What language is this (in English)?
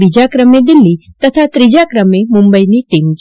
Gujarati